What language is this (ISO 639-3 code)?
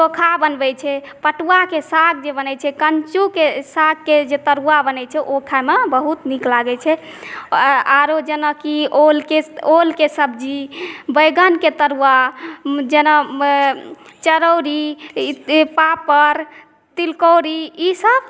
mai